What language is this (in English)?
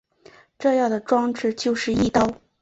Chinese